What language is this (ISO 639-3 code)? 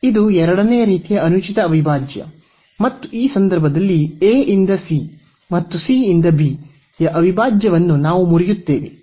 kan